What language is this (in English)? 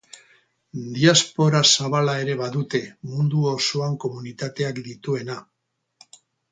Basque